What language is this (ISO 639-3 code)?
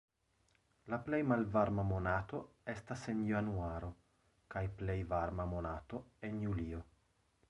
epo